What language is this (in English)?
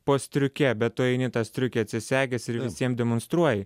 Lithuanian